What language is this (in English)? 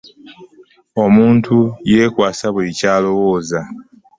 Ganda